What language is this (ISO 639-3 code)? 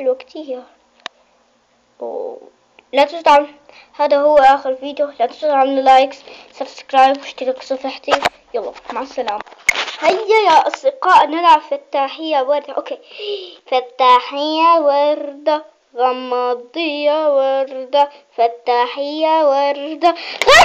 ara